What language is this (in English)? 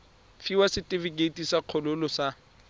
Tswana